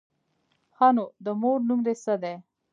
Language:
Pashto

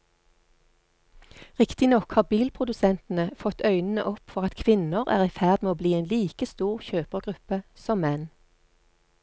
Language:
Norwegian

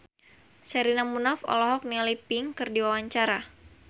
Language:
Sundanese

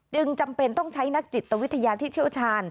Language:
Thai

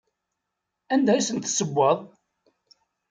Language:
Kabyle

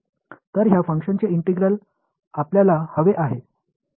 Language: Marathi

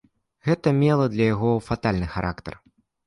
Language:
Belarusian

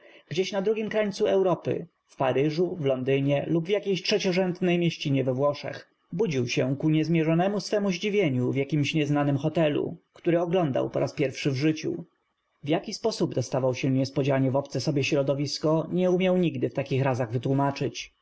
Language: Polish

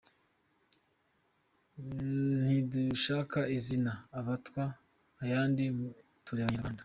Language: Kinyarwanda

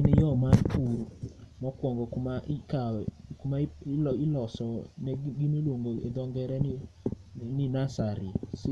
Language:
Luo (Kenya and Tanzania)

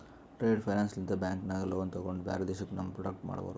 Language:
Kannada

